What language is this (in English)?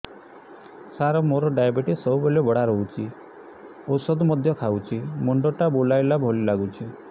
Odia